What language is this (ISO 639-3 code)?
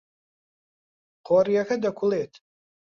ckb